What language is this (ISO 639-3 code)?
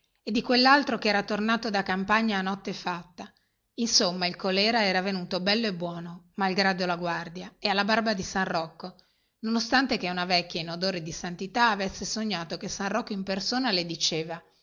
ita